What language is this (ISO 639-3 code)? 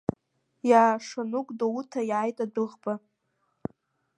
abk